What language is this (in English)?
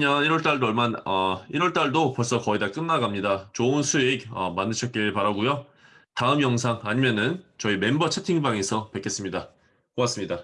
Korean